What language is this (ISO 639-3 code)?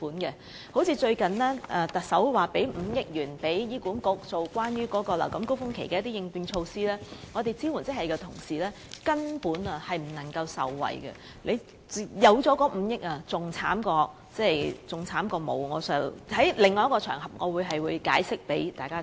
yue